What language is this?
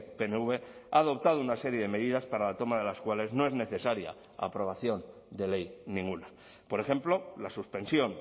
Spanish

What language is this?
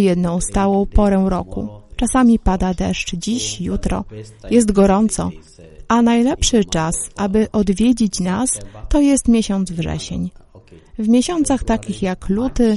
Polish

